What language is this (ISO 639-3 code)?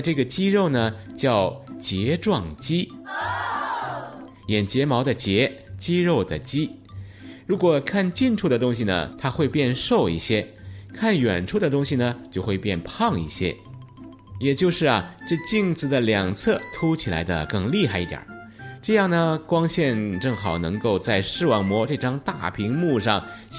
zho